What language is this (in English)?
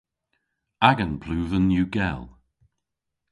Cornish